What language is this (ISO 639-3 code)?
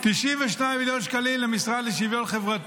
heb